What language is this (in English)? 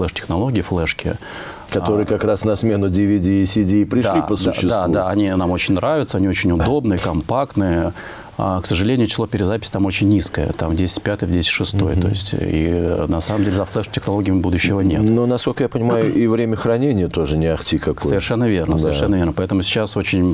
Russian